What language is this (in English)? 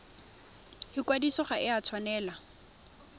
Tswana